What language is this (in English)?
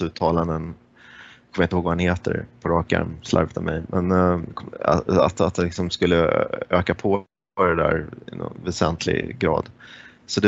Swedish